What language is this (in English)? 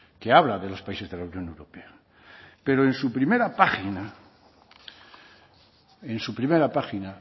Spanish